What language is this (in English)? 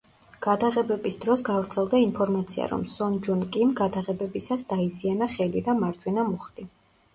Georgian